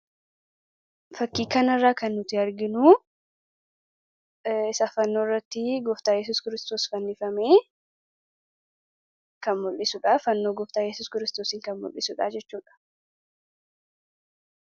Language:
Oromo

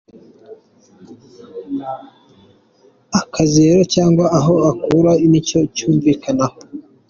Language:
Kinyarwanda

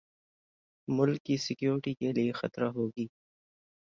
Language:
Urdu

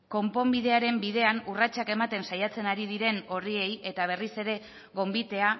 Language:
Basque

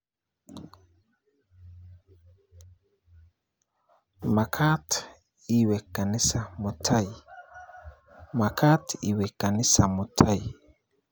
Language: Kalenjin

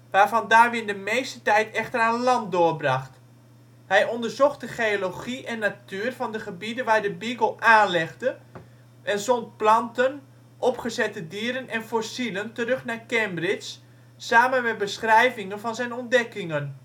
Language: Dutch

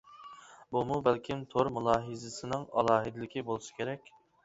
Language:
Uyghur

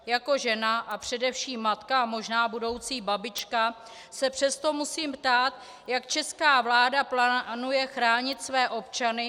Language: Czech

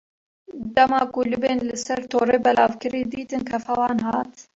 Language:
Kurdish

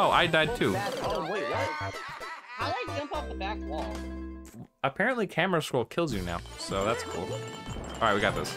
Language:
English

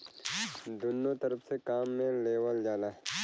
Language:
Bhojpuri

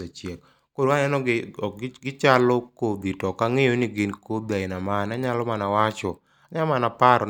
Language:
Luo (Kenya and Tanzania)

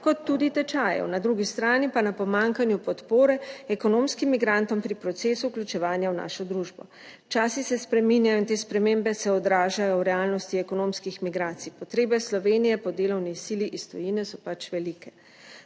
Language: Slovenian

